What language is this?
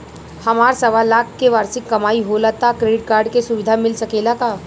Bhojpuri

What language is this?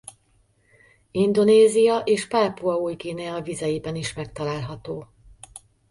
Hungarian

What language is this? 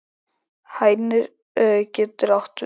Icelandic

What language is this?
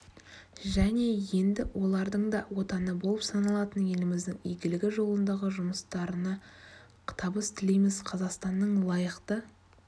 Kazakh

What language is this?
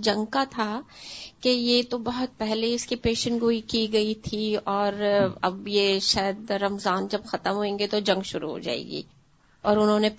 Urdu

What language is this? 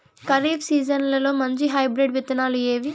Telugu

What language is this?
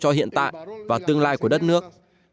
Vietnamese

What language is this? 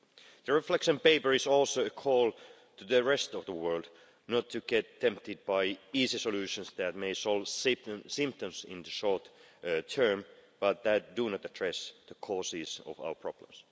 English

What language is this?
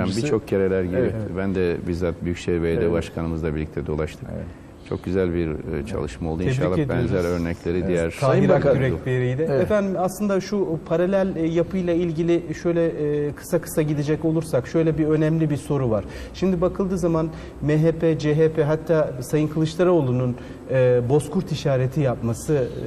Turkish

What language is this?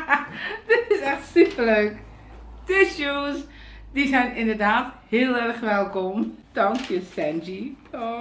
Dutch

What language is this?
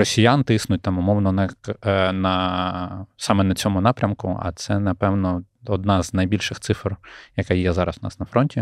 Ukrainian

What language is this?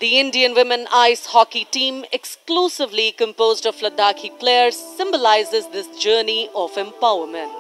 English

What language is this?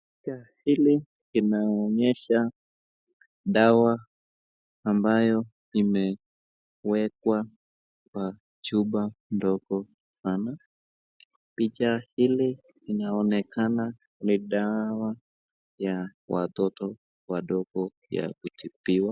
Swahili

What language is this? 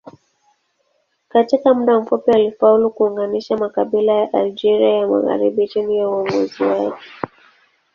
Swahili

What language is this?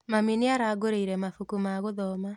Kikuyu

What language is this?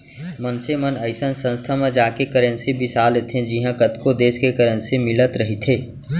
Chhattisgarhi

